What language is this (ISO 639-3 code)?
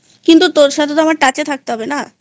ben